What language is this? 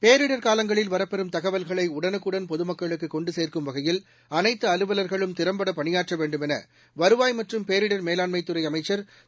Tamil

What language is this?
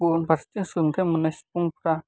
Bodo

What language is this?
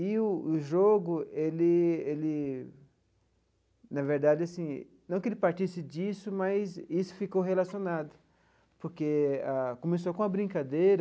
Portuguese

